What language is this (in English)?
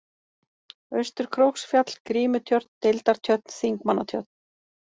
Icelandic